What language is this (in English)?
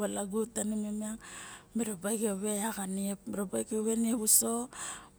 Barok